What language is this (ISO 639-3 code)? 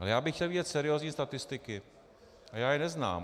ces